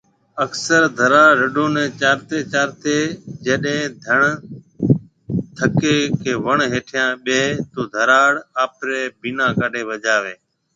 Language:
Marwari (Pakistan)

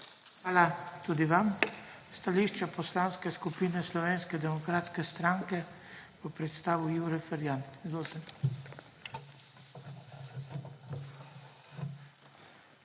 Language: Slovenian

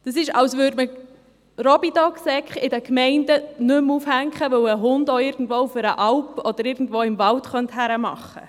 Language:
Swiss German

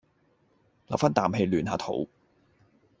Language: Cantonese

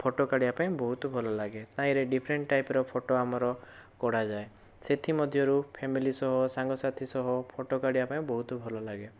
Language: Odia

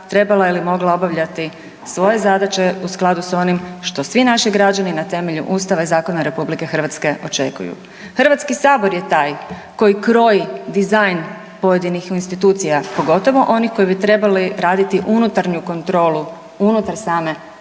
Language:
Croatian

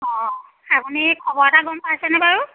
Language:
Assamese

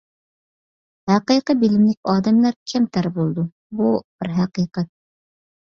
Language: Uyghur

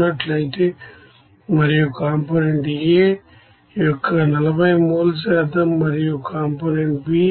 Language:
Telugu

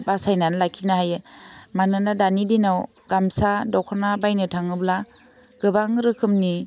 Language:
Bodo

